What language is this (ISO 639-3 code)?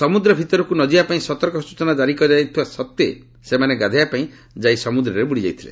ori